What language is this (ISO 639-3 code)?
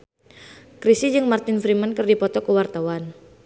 sun